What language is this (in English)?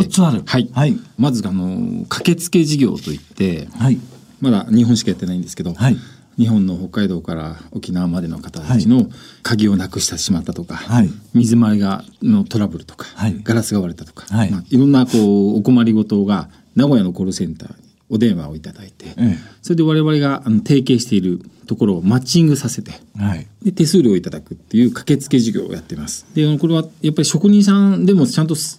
Japanese